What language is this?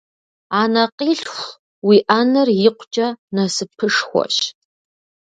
Kabardian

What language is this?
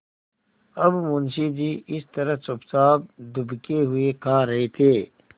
Hindi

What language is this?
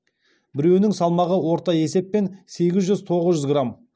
Kazakh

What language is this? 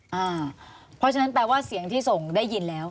Thai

